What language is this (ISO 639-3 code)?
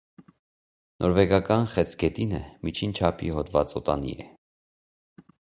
hye